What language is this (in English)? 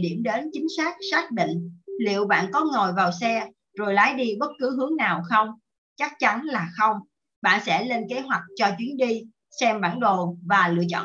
Vietnamese